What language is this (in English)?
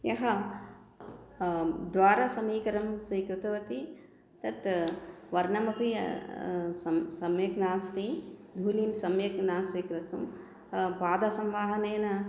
Sanskrit